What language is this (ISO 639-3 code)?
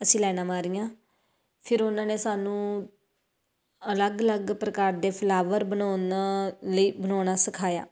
pan